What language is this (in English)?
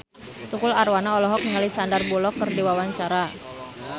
Sundanese